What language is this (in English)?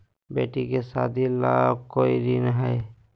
Magahi